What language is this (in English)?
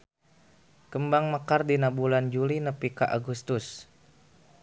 Sundanese